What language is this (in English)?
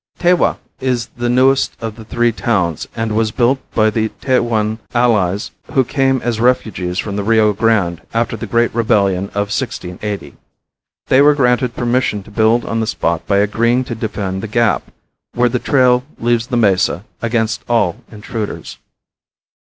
English